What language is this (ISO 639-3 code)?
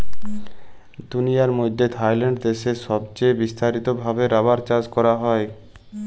ben